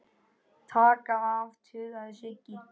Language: Icelandic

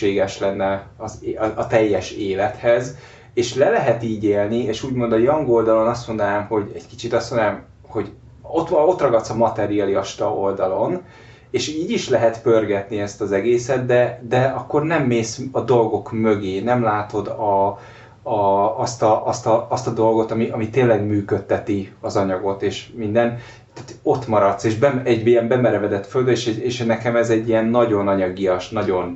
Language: Hungarian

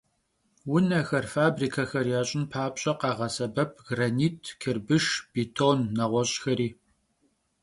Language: Kabardian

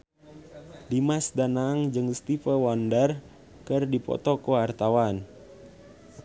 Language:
Sundanese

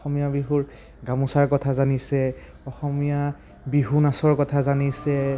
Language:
Assamese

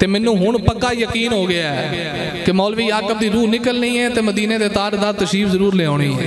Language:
Punjabi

